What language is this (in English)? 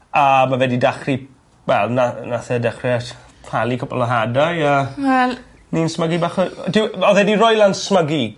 Welsh